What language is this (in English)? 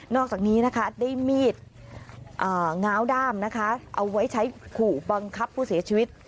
Thai